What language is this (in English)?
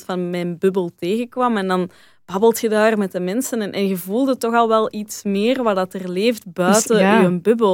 Dutch